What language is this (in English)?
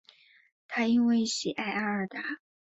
Chinese